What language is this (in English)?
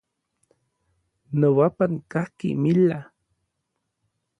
Orizaba Nahuatl